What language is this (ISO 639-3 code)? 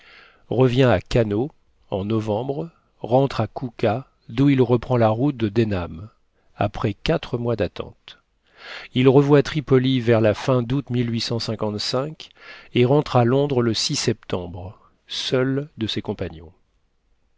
fra